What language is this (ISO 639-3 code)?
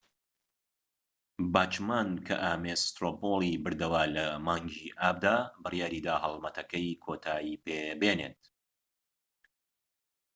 ckb